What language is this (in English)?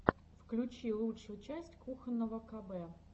Russian